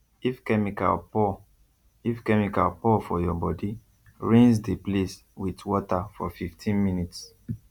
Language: Nigerian Pidgin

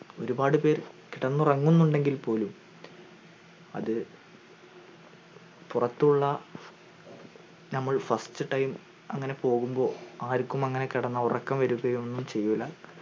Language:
Malayalam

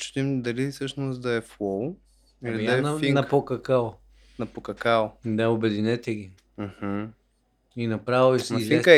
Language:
Bulgarian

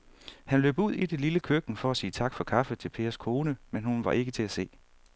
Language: Danish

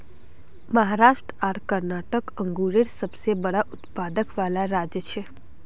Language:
Magahi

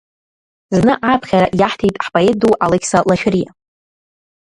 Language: Abkhazian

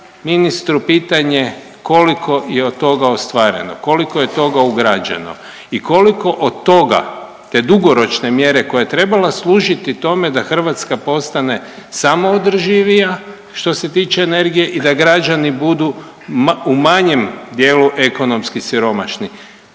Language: Croatian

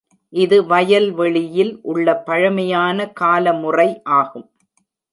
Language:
Tamil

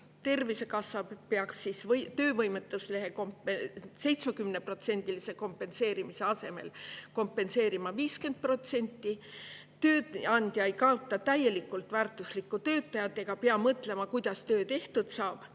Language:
Estonian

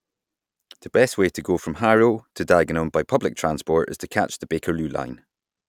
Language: English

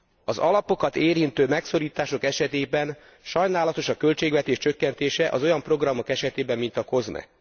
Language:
Hungarian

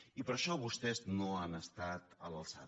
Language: Catalan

